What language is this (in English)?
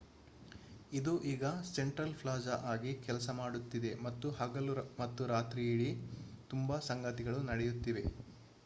Kannada